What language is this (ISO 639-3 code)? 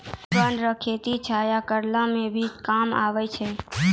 mai